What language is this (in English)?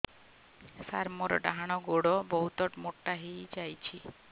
Odia